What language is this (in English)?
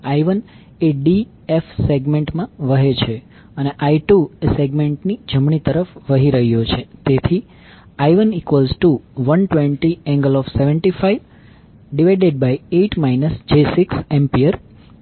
Gujarati